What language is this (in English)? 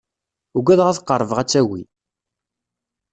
Kabyle